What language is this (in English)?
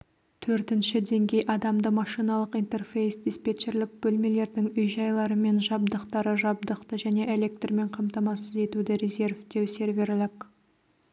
Kazakh